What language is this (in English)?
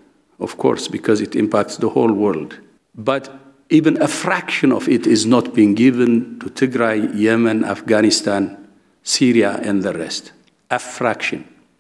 Croatian